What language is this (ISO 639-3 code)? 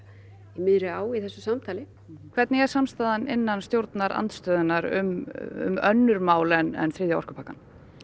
isl